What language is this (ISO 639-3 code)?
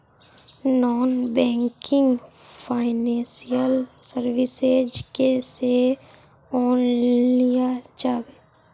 mag